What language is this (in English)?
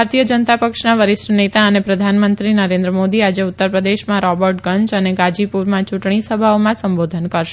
Gujarati